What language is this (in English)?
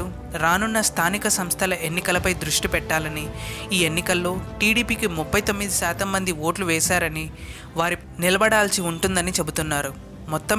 Telugu